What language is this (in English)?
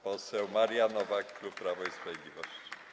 Polish